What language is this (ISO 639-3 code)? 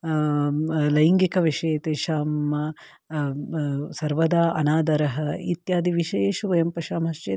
san